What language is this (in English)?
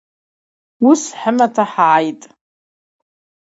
Abaza